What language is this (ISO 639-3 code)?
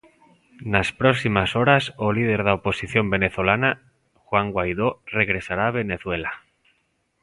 glg